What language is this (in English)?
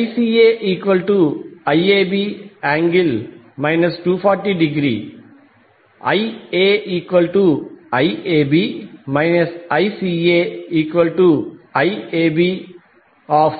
Telugu